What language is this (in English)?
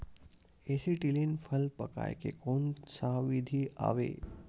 Chhattisgarhi